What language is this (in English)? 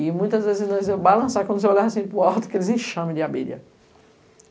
Portuguese